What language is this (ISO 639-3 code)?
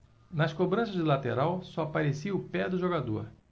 por